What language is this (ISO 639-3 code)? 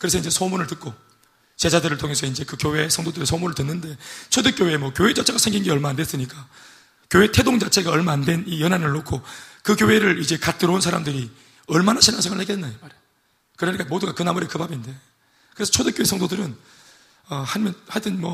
kor